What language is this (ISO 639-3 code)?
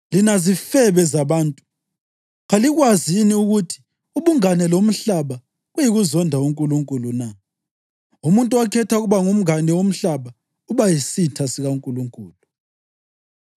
nde